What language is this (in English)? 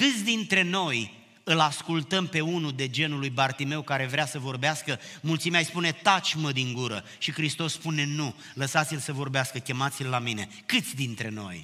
Romanian